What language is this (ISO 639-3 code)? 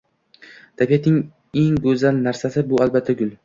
uzb